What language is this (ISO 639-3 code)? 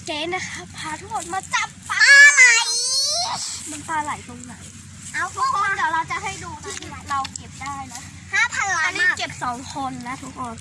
tha